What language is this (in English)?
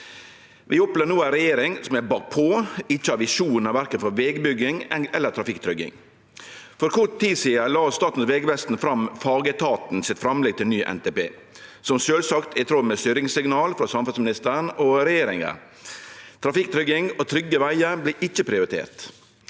Norwegian